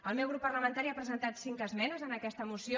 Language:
Catalan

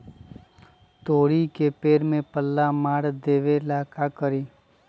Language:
Magahi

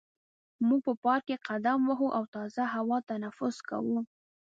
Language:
Pashto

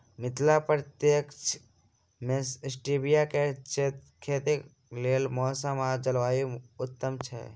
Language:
Maithili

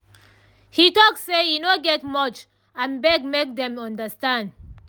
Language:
Nigerian Pidgin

